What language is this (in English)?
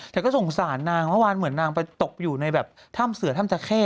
Thai